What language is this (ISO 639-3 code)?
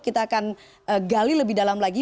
ind